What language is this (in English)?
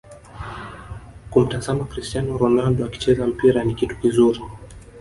Swahili